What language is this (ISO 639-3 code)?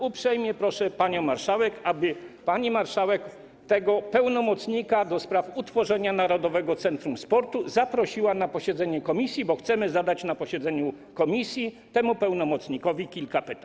pol